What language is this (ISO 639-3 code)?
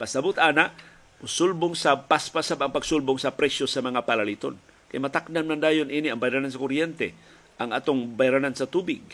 fil